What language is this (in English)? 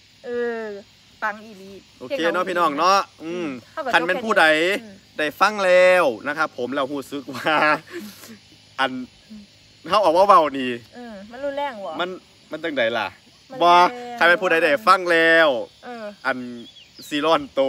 Thai